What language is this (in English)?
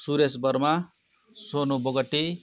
Nepali